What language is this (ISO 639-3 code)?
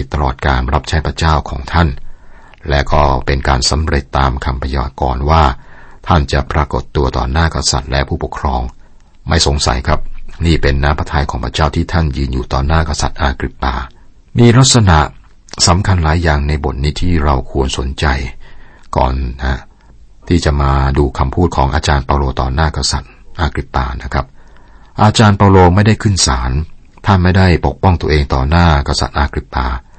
tha